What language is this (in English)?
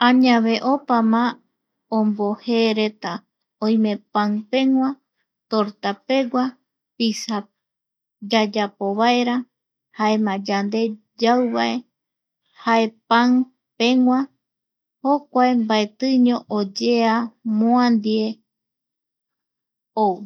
Eastern Bolivian Guaraní